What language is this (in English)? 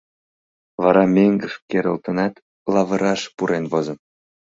Mari